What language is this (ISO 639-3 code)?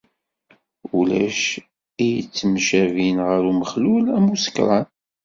kab